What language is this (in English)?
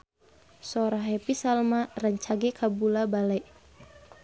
Sundanese